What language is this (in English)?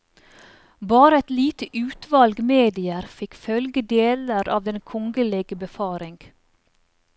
Norwegian